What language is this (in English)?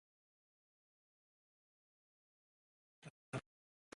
Igbo